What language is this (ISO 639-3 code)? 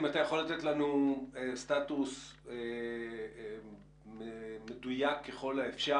heb